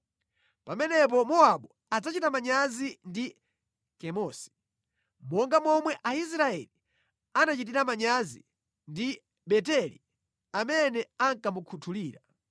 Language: Nyanja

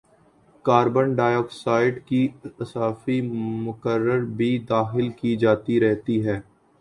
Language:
Urdu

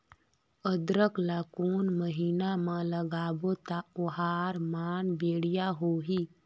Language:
Chhattisgarhi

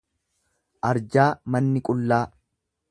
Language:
Oromo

